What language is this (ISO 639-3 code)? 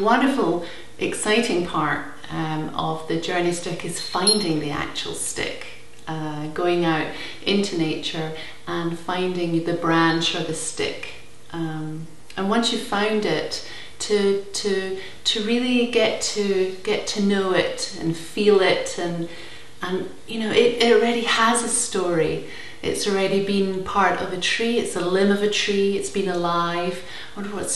eng